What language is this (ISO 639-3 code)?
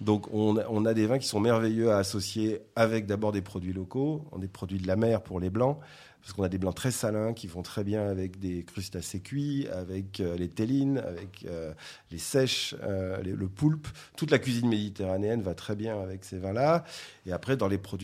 fra